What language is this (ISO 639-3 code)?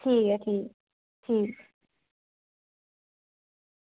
doi